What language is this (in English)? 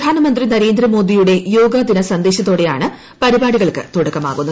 Malayalam